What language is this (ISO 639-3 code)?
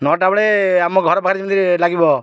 ori